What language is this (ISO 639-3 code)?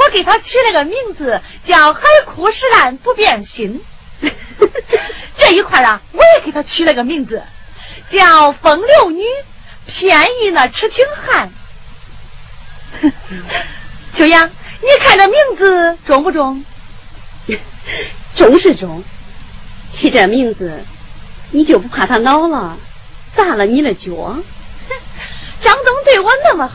zho